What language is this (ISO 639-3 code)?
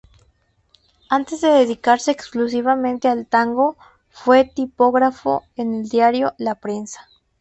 spa